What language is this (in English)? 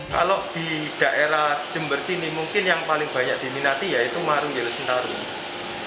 Indonesian